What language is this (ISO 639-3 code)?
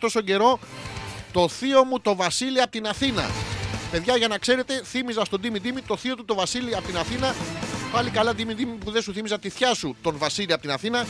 ell